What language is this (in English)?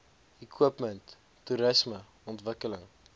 Afrikaans